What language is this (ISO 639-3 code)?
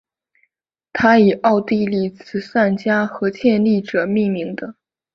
zho